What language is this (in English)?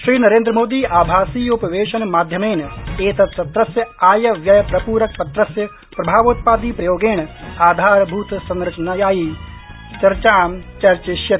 Sanskrit